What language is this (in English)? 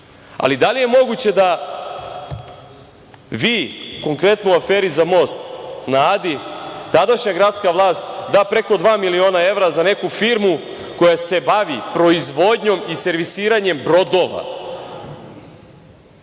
Serbian